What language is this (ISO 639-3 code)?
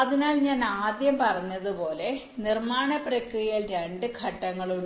mal